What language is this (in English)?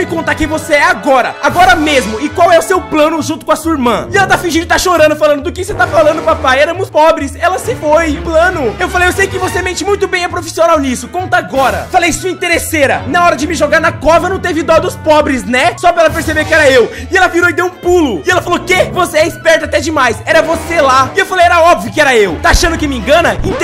Portuguese